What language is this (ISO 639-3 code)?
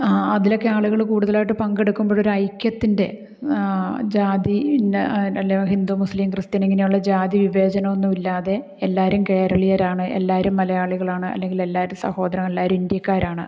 mal